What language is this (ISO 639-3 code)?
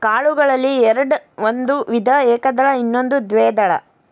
kan